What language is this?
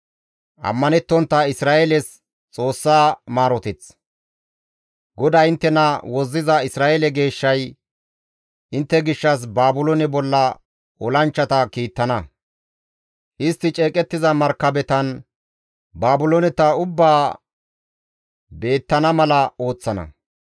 Gamo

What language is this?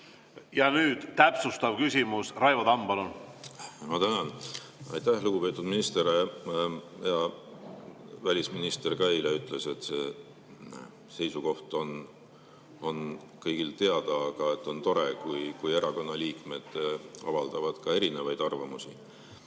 Estonian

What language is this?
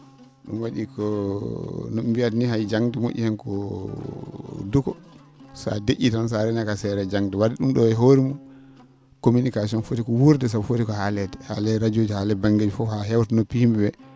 Fula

